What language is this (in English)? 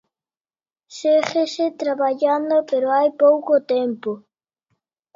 Galician